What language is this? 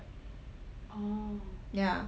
English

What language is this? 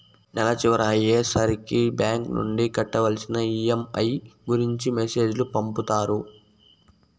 Telugu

